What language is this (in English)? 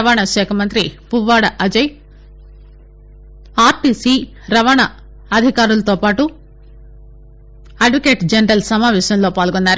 Telugu